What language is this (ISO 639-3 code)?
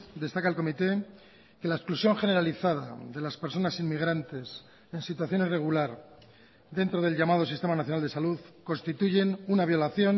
spa